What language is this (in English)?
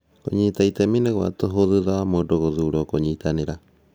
Kikuyu